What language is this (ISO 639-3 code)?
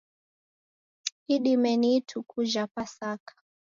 dav